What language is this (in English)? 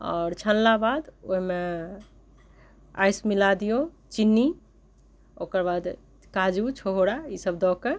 Maithili